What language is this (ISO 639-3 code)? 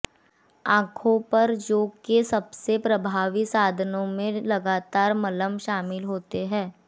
hin